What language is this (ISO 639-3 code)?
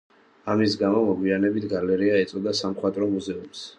kat